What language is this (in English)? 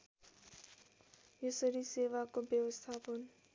Nepali